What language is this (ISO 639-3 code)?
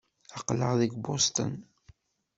kab